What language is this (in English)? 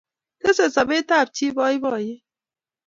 Kalenjin